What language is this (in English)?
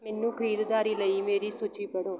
Punjabi